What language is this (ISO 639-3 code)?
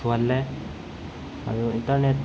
mni